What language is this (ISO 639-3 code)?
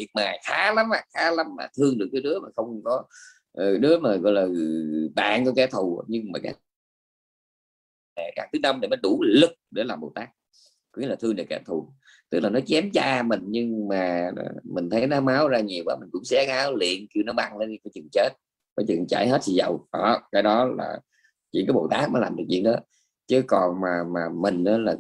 vie